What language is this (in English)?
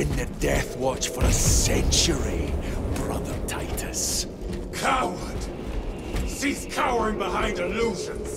English